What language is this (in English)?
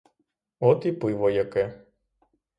Ukrainian